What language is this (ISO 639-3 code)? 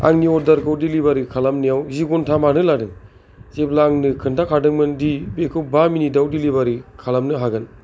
brx